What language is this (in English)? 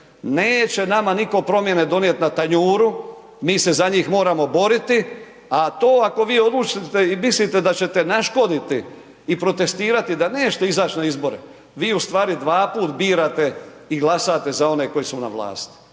Croatian